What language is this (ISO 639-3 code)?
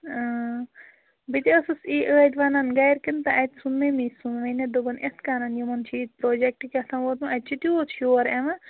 kas